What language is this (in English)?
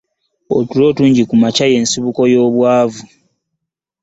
Ganda